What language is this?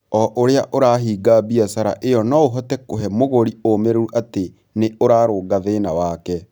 Kikuyu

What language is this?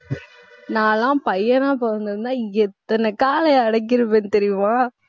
Tamil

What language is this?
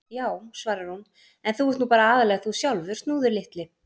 Icelandic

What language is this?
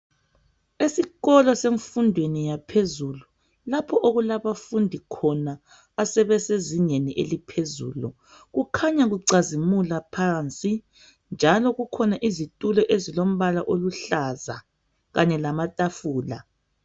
North Ndebele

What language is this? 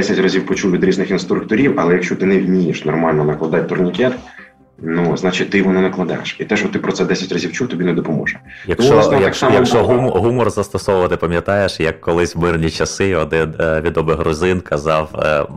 Ukrainian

